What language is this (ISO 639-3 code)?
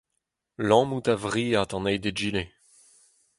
bre